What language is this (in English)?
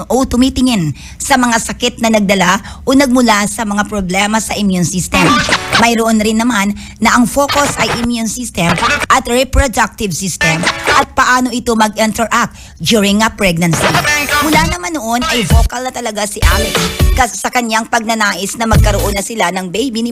Filipino